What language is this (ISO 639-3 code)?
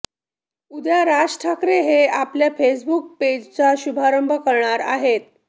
mar